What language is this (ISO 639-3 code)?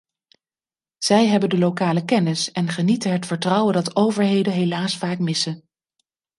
nld